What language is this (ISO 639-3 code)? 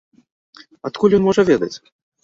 bel